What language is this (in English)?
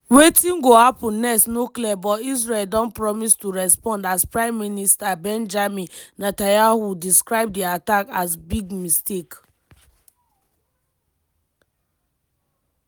Nigerian Pidgin